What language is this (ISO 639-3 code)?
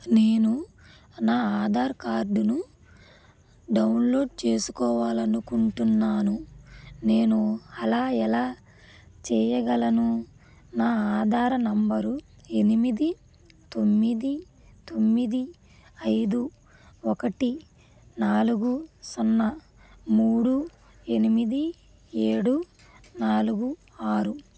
tel